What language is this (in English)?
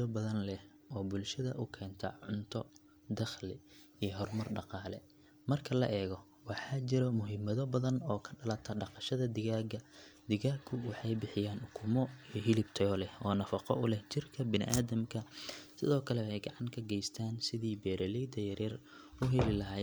Somali